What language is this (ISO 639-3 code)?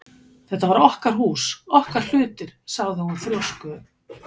isl